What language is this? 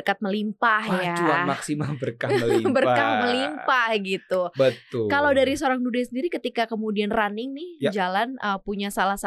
Indonesian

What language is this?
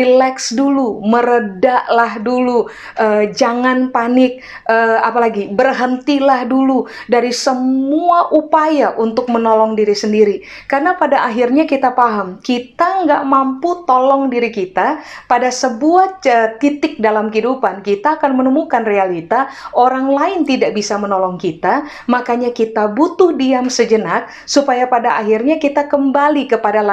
Indonesian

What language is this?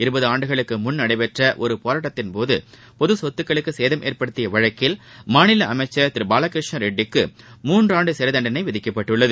Tamil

